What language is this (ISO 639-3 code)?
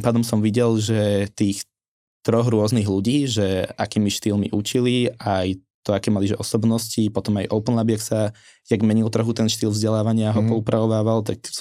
slk